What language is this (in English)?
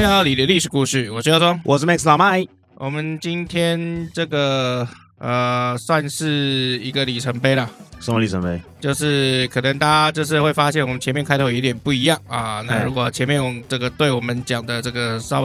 Chinese